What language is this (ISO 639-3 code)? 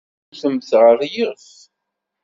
kab